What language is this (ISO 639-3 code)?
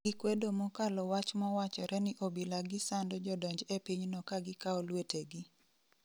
luo